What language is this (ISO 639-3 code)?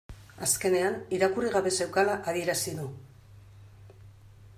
eus